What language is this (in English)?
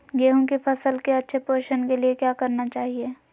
Magahi